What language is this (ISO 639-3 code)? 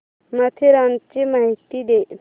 mar